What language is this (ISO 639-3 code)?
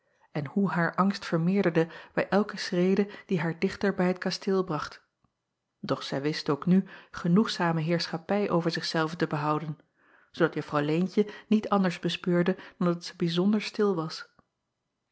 nld